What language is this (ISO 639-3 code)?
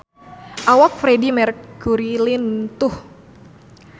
sun